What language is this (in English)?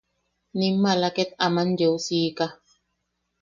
Yaqui